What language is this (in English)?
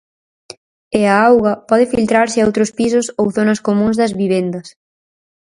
Galician